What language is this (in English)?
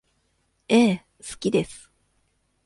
Japanese